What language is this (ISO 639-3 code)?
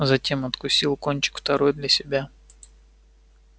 rus